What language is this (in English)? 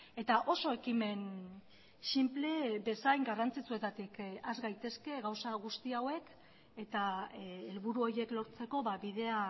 Basque